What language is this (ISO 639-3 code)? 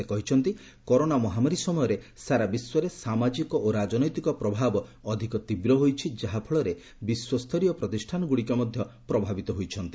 ori